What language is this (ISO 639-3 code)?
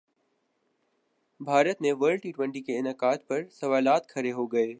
urd